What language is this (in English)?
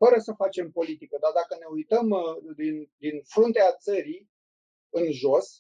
Romanian